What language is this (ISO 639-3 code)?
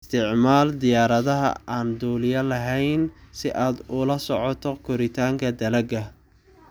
som